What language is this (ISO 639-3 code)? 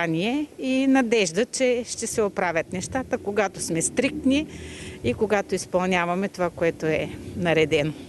bul